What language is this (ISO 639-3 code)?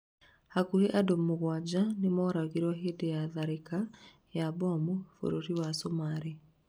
kik